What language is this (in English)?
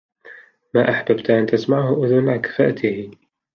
Arabic